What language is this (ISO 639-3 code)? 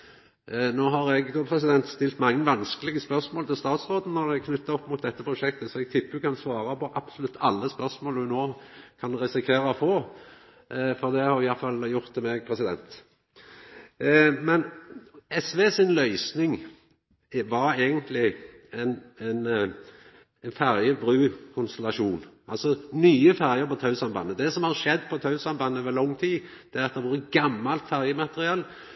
nno